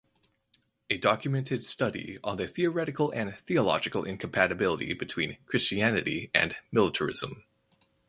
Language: English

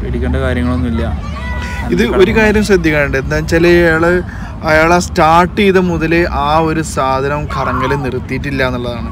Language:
Malayalam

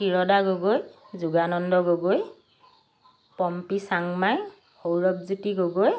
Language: Assamese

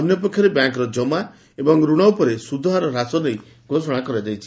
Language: Odia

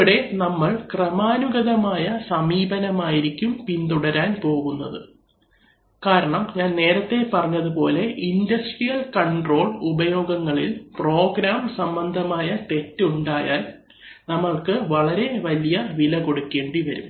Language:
Malayalam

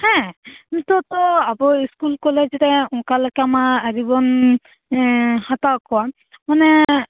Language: Santali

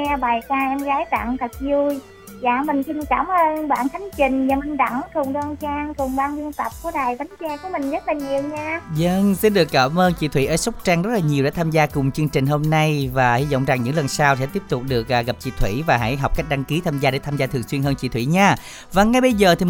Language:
Vietnamese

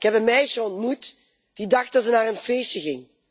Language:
Dutch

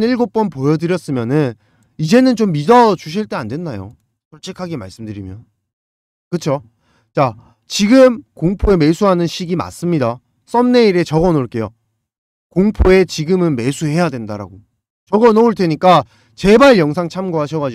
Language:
Korean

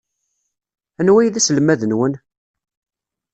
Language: Kabyle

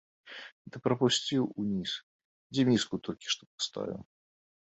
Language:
Belarusian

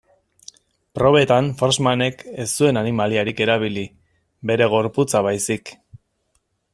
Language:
Basque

